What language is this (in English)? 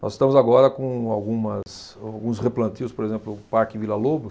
Portuguese